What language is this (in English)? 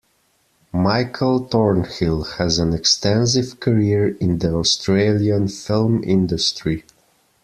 English